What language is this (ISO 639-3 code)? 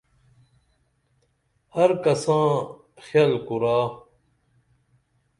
dml